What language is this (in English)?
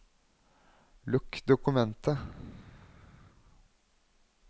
Norwegian